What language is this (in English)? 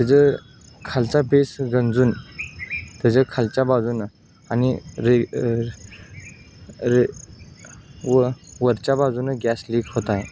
Marathi